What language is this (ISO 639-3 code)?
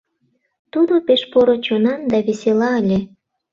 chm